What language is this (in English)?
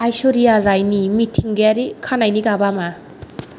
Bodo